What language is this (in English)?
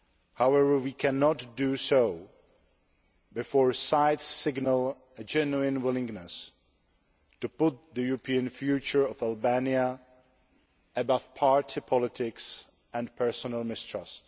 English